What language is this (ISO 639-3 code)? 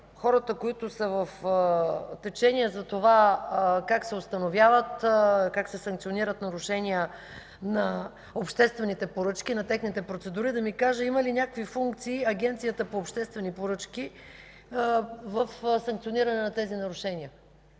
bul